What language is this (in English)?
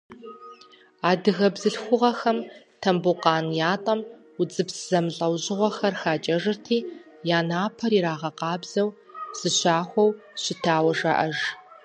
Kabardian